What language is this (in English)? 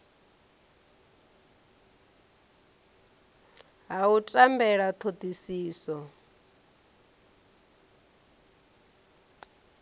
Venda